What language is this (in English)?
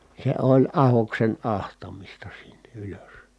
Finnish